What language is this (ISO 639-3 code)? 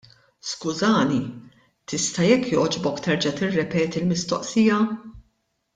mlt